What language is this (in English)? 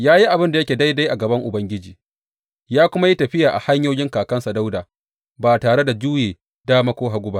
Hausa